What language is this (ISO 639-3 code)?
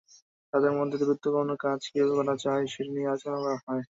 ben